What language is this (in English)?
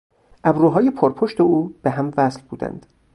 Persian